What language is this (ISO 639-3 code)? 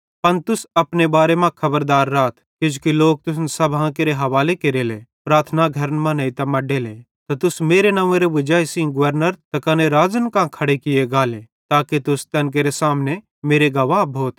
bhd